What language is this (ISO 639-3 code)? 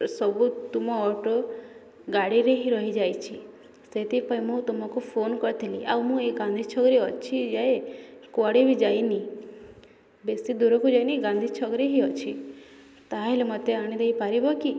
ori